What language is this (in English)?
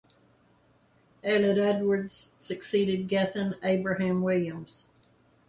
English